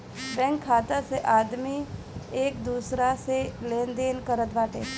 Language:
Bhojpuri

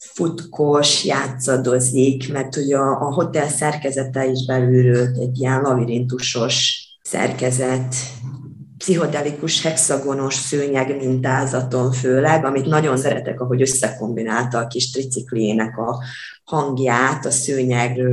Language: Hungarian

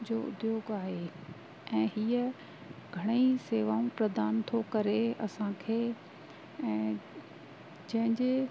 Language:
Sindhi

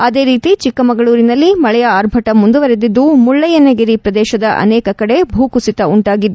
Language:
Kannada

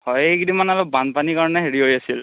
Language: Assamese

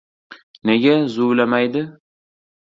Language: Uzbek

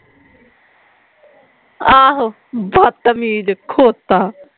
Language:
Punjabi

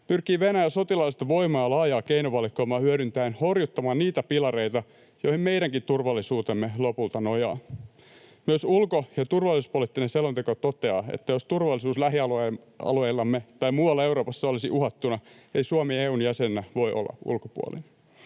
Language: Finnish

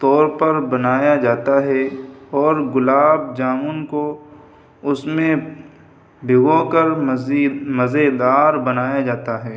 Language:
Urdu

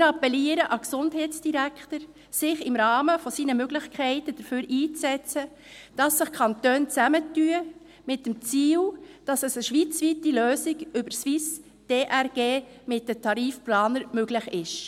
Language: Swiss German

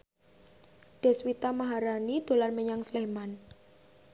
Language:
Javanese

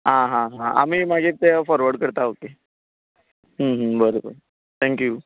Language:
Konkani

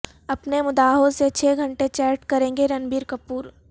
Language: Urdu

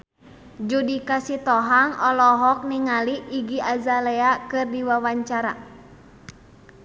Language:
Sundanese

